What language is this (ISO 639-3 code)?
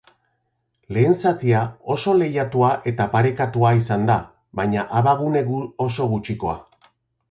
eus